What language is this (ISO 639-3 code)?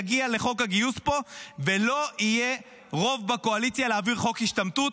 heb